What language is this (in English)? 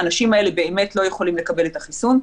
Hebrew